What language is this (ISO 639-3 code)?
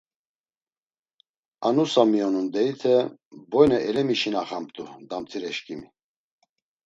lzz